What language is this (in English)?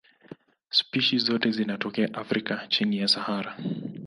Swahili